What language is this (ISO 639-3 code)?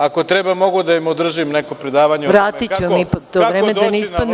srp